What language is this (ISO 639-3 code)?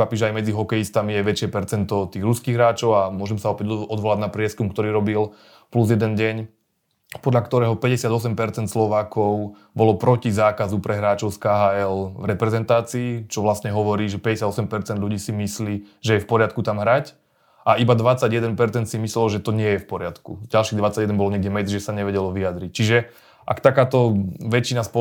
slk